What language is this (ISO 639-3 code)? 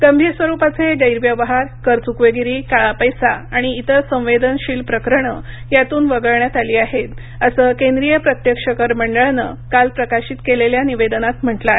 mar